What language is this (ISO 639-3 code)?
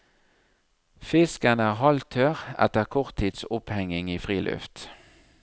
nor